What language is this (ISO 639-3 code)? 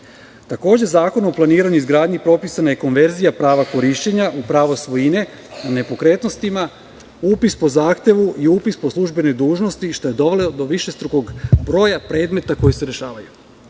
srp